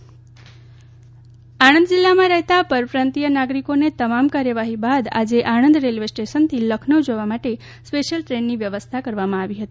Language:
Gujarati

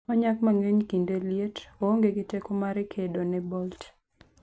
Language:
Luo (Kenya and Tanzania)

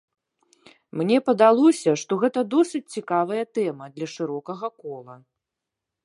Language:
Belarusian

